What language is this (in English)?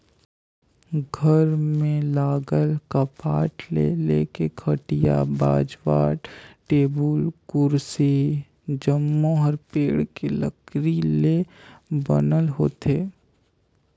Chhattisgarhi